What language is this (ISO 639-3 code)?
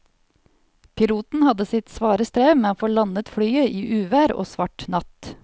nor